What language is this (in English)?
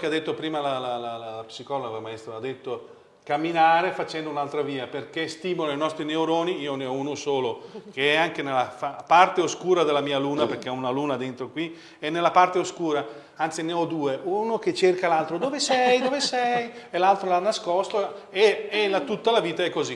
Italian